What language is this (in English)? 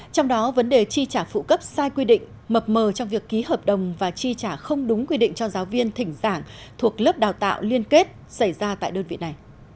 Vietnamese